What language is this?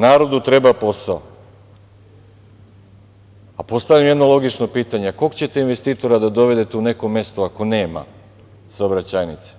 Serbian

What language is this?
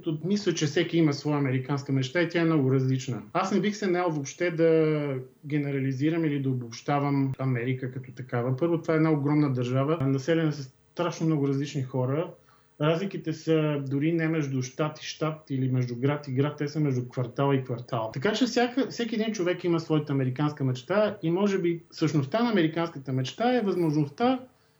Bulgarian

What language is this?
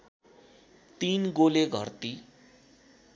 Nepali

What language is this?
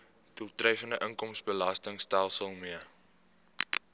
Afrikaans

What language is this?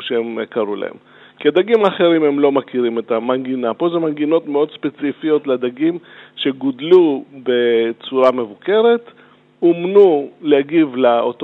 Hebrew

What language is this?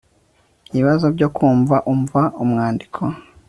Kinyarwanda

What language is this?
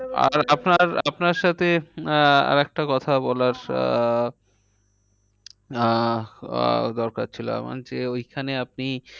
Bangla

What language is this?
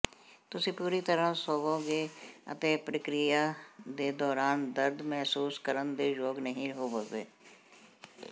Punjabi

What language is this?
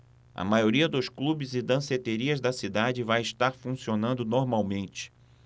Portuguese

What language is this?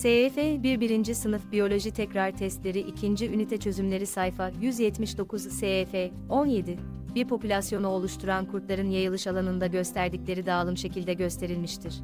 Turkish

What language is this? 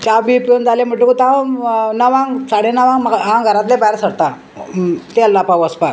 Konkani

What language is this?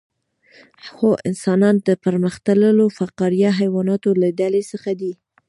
Pashto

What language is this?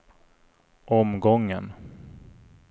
Swedish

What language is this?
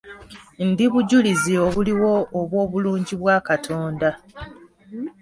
Ganda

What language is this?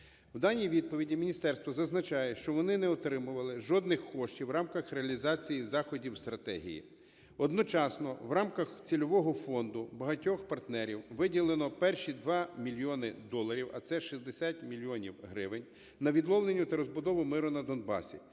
Ukrainian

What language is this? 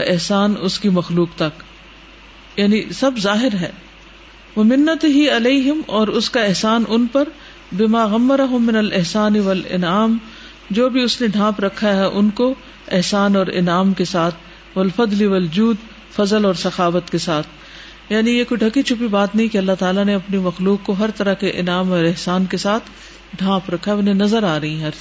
Urdu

